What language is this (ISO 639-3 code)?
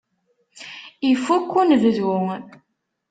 kab